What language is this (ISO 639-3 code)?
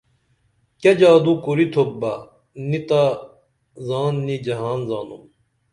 dml